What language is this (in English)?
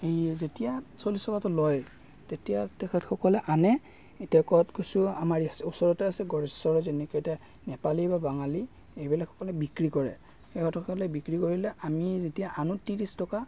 Assamese